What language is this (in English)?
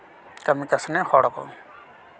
Santali